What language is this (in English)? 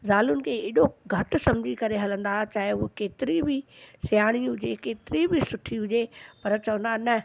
Sindhi